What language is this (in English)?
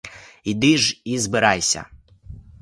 Ukrainian